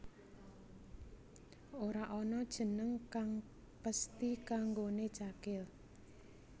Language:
Javanese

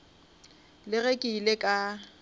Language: Northern Sotho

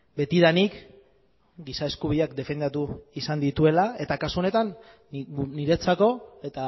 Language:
Basque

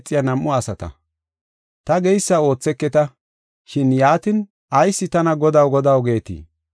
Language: Gofa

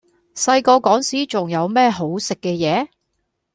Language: Cantonese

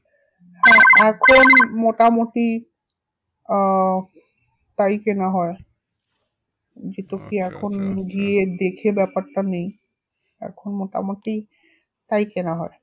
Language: Bangla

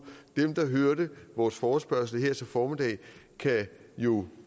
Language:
Danish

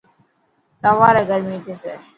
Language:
Dhatki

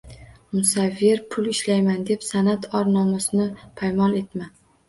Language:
Uzbek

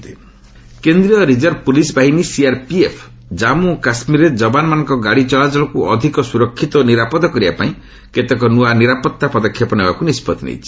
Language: Odia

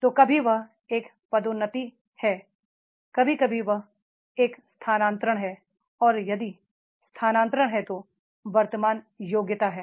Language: Hindi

